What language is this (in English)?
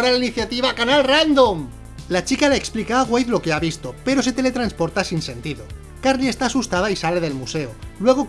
Spanish